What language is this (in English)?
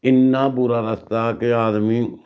Dogri